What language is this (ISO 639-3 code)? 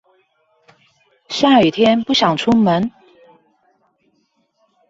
zho